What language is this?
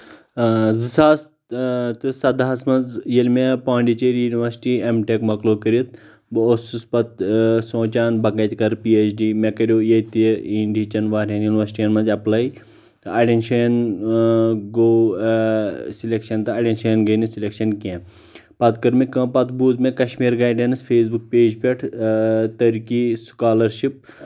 Kashmiri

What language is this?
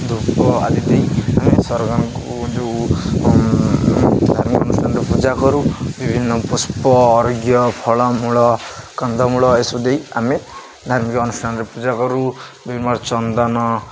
Odia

